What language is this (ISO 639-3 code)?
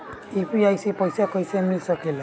bho